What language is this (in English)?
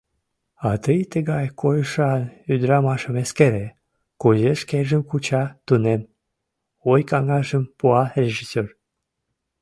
Mari